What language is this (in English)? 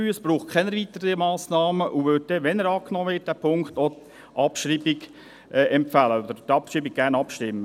Swiss German